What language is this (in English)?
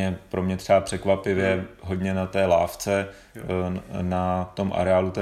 Czech